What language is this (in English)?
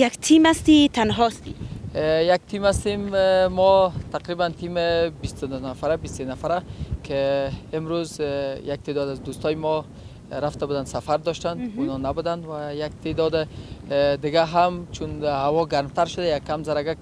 Persian